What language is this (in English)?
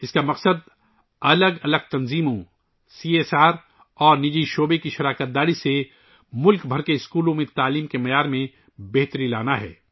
Urdu